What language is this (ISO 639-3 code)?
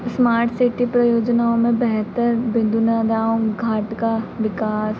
hin